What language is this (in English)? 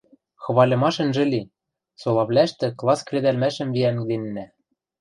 Western Mari